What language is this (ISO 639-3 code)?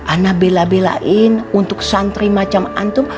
ind